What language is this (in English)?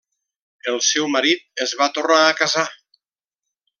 Catalan